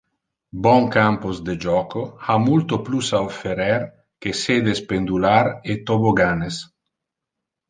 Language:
Interlingua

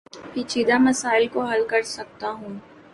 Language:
Urdu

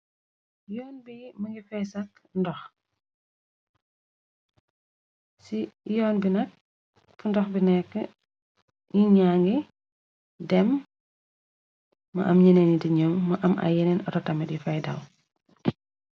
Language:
Wolof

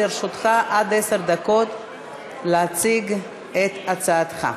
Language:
Hebrew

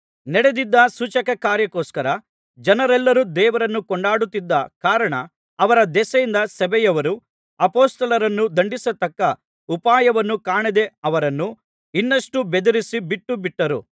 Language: Kannada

